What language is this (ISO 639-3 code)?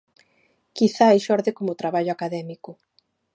glg